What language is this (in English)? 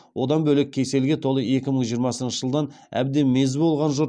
Kazakh